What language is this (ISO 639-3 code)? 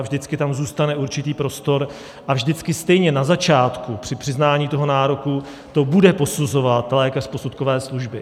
ces